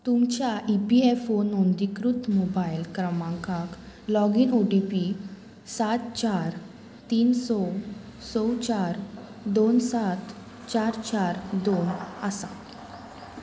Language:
Konkani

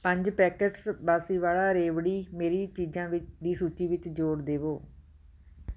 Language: Punjabi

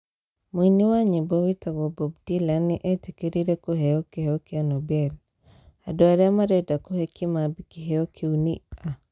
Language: Kikuyu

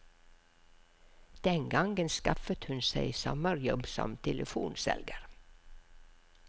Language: Norwegian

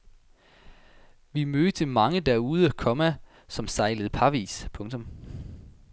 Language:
Danish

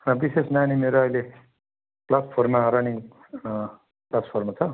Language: Nepali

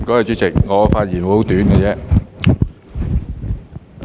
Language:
Cantonese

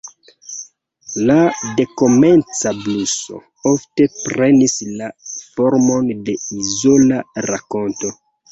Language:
Esperanto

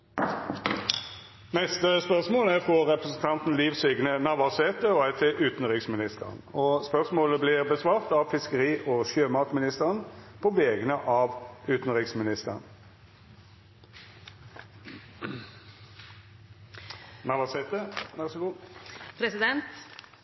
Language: Norwegian Nynorsk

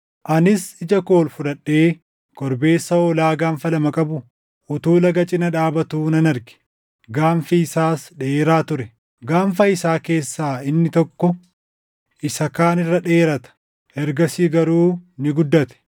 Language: Oromo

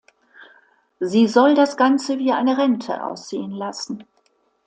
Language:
German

